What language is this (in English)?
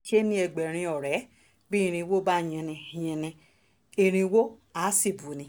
Yoruba